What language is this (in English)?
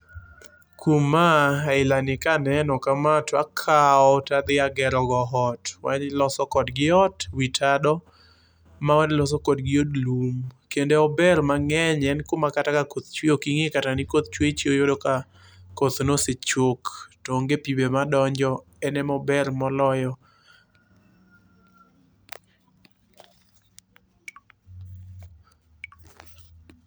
Luo (Kenya and Tanzania)